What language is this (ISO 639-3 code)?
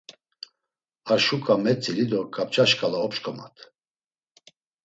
lzz